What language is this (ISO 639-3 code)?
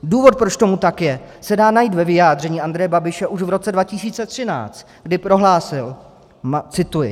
ces